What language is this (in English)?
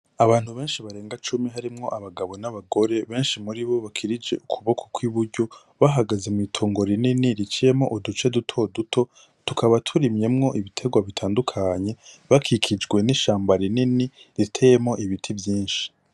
Rundi